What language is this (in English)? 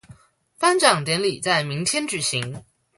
Chinese